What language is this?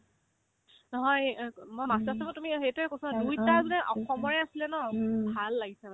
Assamese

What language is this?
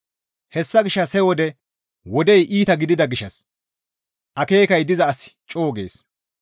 Gamo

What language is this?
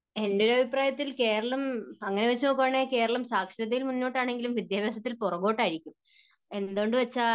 Malayalam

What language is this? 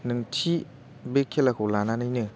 Bodo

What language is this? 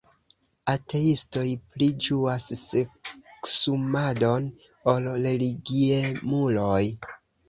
Esperanto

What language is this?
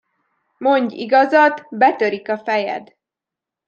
Hungarian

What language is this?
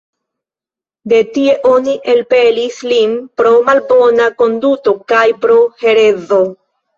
Esperanto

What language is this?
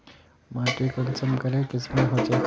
Magahi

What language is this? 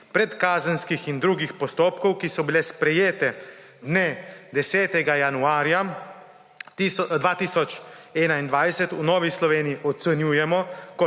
Slovenian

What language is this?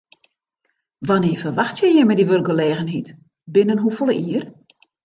Western Frisian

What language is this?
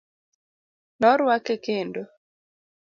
Luo (Kenya and Tanzania)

